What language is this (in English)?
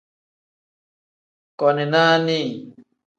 Tem